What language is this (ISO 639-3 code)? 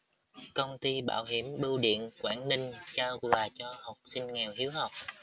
vie